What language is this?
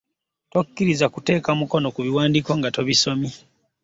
Ganda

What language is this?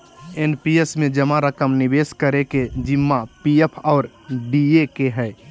Magahi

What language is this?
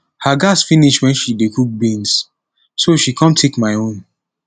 Nigerian Pidgin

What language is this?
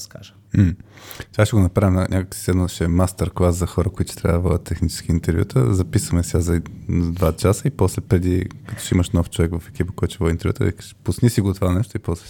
Bulgarian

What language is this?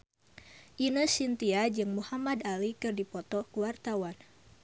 Sundanese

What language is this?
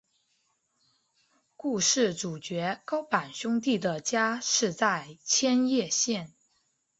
Chinese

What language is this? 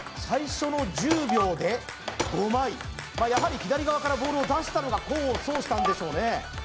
Japanese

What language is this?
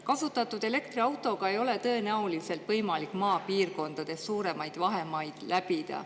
Estonian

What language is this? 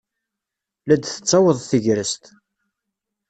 Kabyle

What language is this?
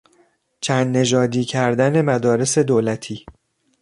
Persian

